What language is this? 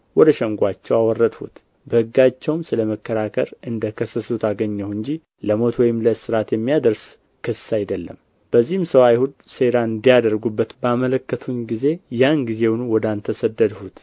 Amharic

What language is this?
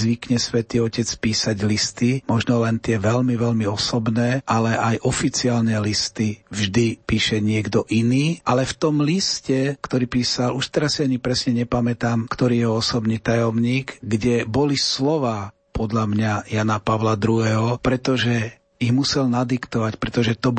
Slovak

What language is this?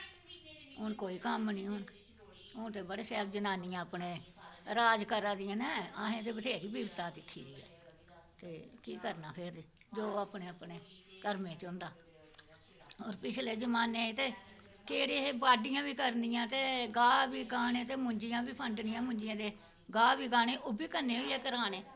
Dogri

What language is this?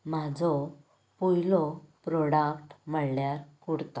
Konkani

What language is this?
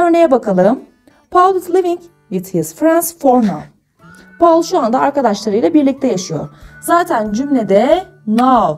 Turkish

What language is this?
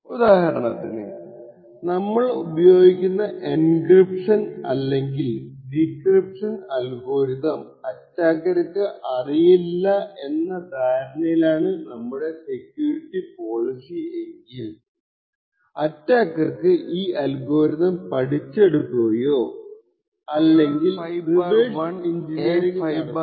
Malayalam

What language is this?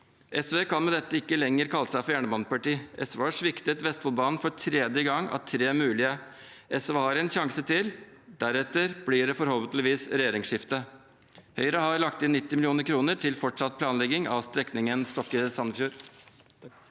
Norwegian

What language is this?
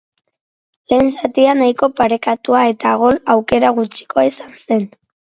Basque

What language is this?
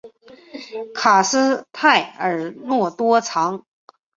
Chinese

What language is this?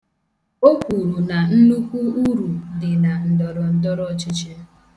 Igbo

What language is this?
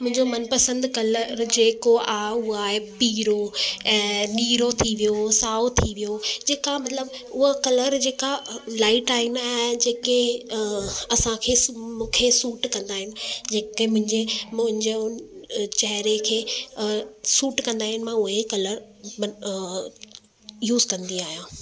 Sindhi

